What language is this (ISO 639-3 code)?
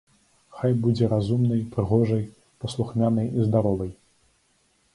bel